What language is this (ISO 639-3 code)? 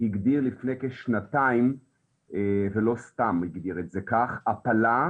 heb